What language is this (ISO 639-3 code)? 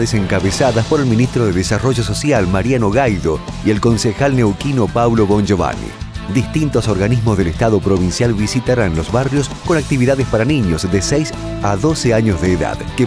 spa